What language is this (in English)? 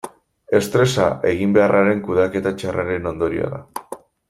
Basque